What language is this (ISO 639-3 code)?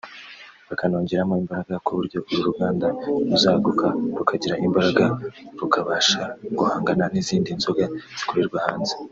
kin